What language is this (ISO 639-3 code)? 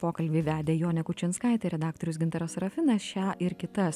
lit